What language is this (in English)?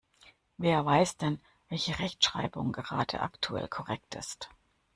German